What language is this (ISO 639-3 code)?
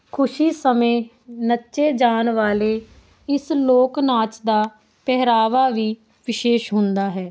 pan